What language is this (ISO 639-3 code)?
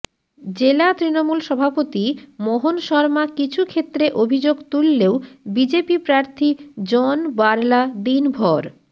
ben